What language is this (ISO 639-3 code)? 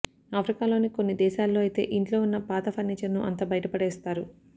tel